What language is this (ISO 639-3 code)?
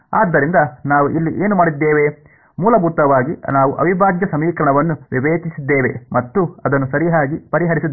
kan